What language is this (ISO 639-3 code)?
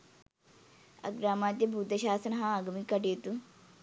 sin